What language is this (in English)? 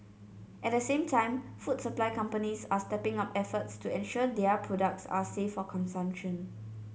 English